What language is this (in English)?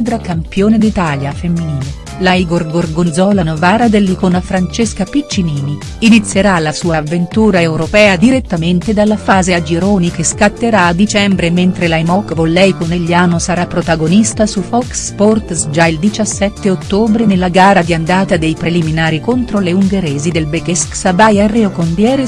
Italian